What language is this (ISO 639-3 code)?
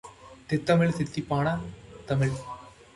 tam